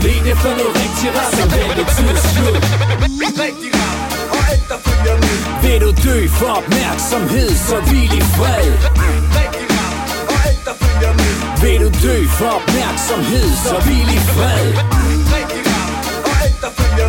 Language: Danish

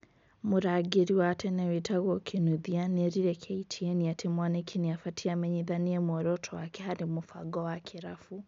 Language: Kikuyu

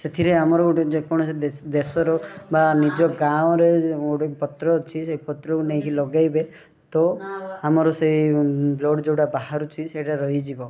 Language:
Odia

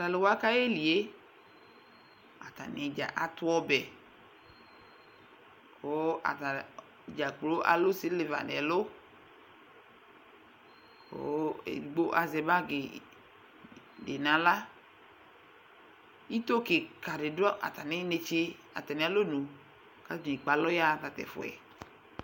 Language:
Ikposo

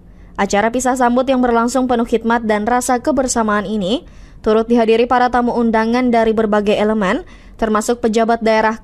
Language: Indonesian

